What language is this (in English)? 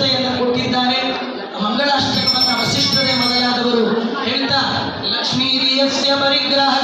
Kannada